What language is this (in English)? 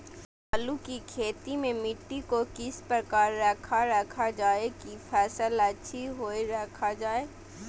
Magahi